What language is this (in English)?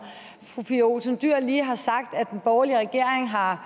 Danish